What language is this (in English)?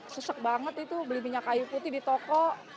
Indonesian